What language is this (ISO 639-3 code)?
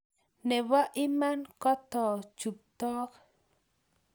kln